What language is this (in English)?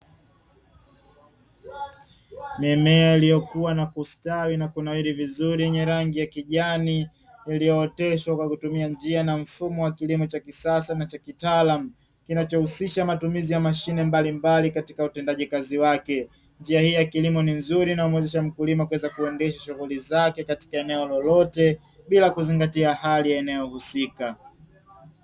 Swahili